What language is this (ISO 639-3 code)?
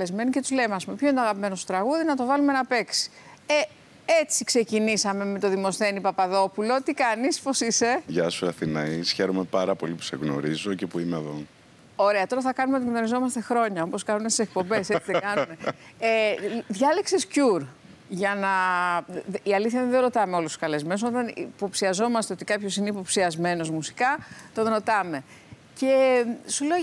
ell